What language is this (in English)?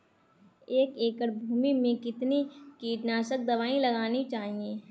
Hindi